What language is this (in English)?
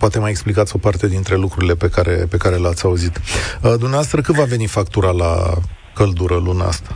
Romanian